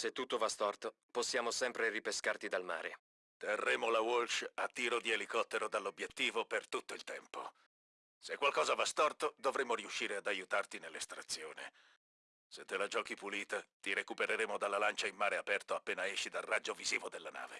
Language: Italian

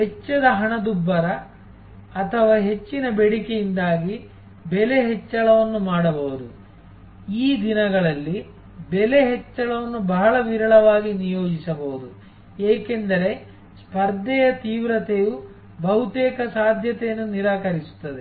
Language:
Kannada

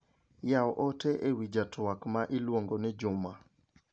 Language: Luo (Kenya and Tanzania)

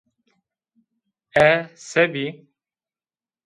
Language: Zaza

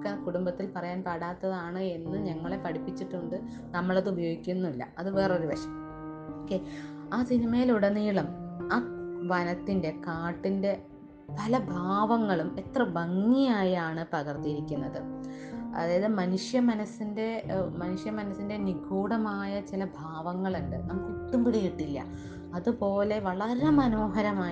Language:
Malayalam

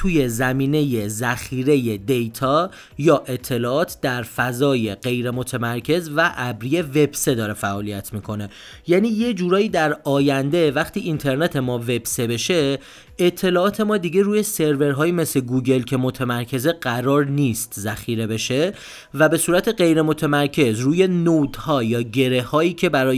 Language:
Persian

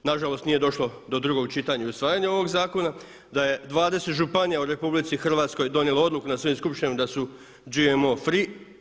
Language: Croatian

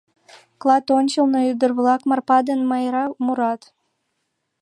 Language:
Mari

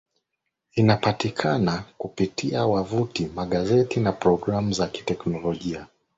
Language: Swahili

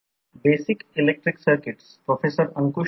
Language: Marathi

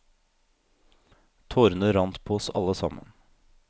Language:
Norwegian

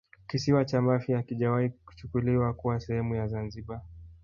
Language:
Swahili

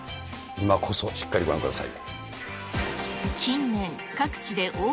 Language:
Japanese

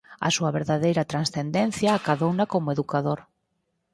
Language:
Galician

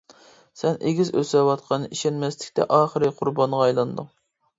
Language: Uyghur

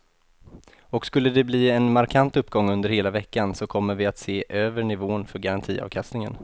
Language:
Swedish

